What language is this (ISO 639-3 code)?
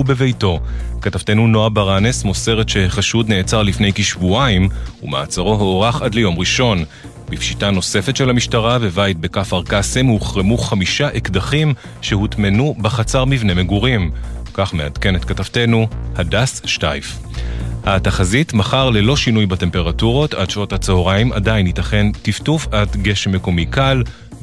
heb